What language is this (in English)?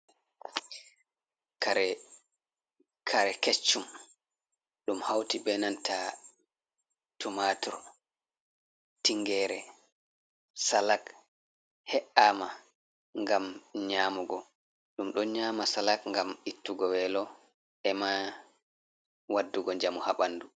Fula